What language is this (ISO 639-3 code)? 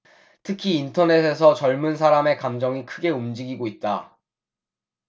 kor